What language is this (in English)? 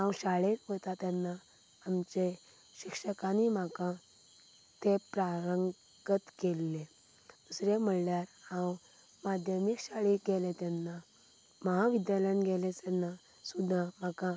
Konkani